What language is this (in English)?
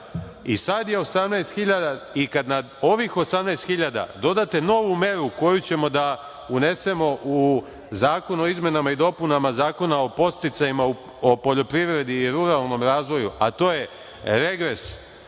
Serbian